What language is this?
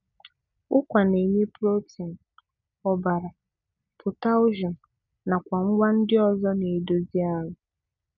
Igbo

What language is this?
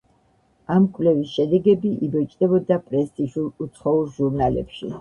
Georgian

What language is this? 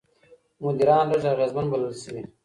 Pashto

